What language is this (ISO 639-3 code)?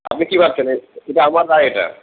ben